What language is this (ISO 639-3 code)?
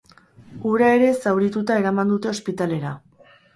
eus